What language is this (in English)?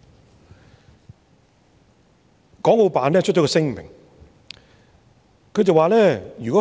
Cantonese